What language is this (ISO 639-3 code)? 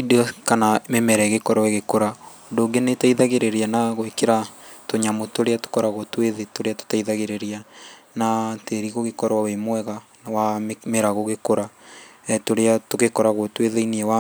kik